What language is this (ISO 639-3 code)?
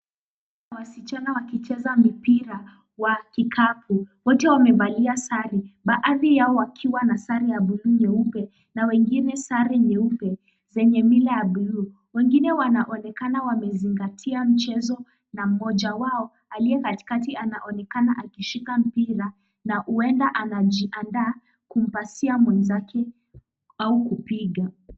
swa